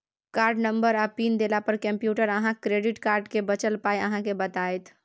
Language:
Maithili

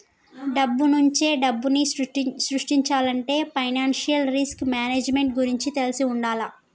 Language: Telugu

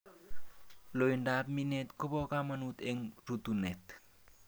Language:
Kalenjin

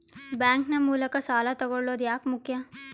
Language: Kannada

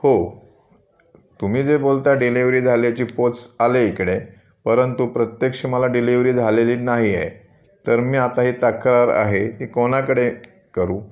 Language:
Marathi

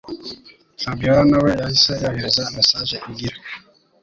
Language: Kinyarwanda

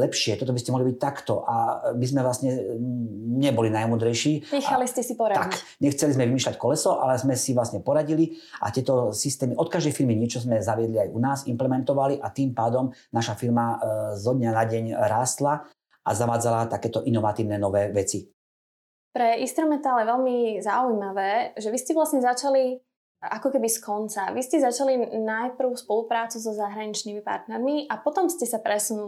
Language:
Slovak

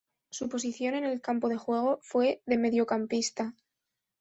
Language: Spanish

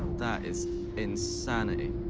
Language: English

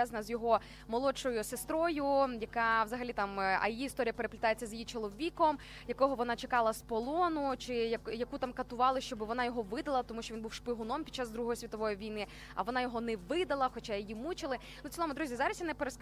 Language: Ukrainian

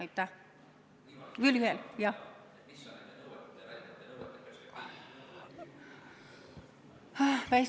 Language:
Estonian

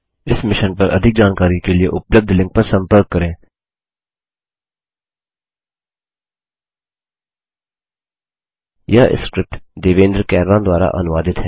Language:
Hindi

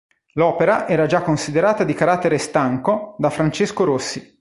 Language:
Italian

